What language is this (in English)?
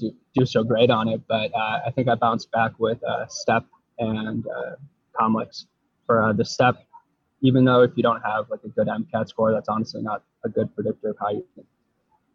English